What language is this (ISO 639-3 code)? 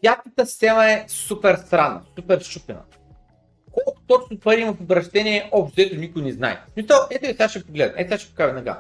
bul